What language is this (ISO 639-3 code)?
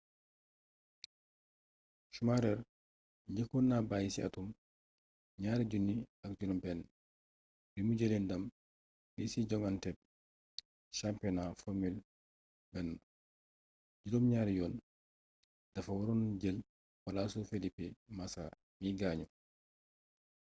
wol